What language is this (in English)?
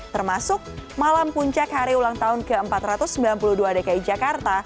Indonesian